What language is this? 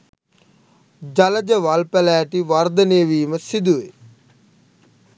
Sinhala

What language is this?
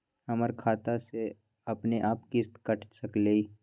Magahi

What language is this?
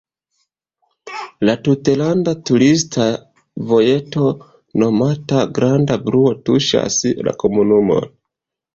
Esperanto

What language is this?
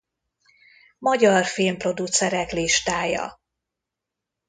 Hungarian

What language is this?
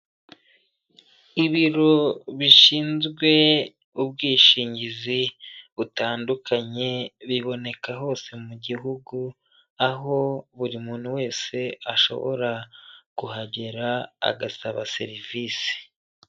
Kinyarwanda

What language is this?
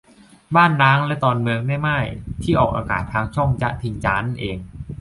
Thai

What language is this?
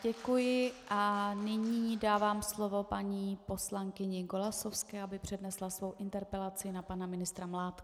Czech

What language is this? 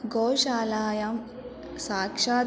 Sanskrit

